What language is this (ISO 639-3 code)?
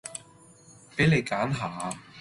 yue